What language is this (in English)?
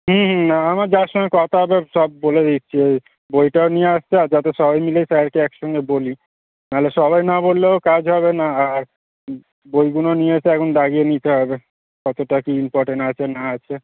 Bangla